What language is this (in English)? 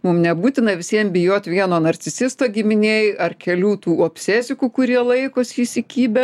Lithuanian